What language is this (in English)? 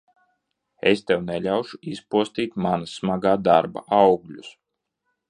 Latvian